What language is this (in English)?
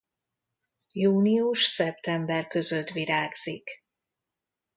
Hungarian